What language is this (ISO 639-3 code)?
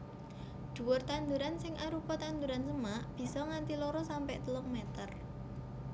jav